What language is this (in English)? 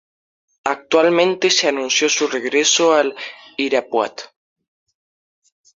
Spanish